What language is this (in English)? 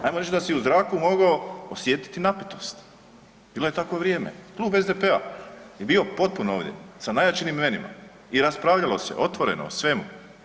Croatian